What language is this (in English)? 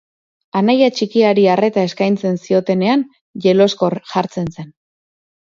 Basque